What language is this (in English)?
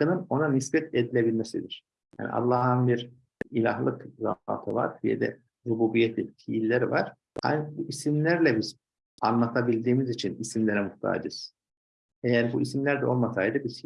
Turkish